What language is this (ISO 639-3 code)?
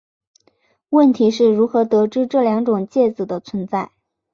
zho